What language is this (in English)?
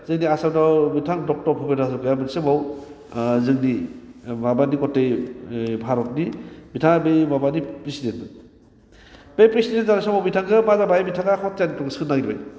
Bodo